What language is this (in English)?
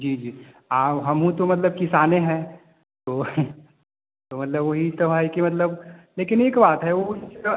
Hindi